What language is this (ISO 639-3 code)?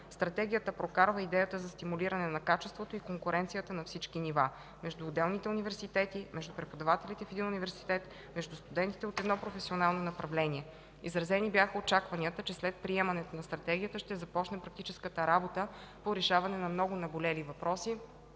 bul